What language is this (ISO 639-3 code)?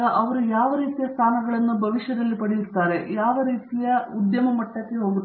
kan